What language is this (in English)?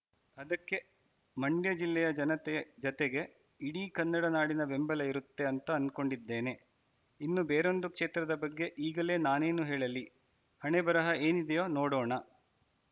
Kannada